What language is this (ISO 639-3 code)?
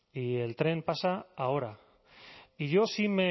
spa